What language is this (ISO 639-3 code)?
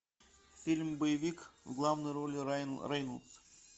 rus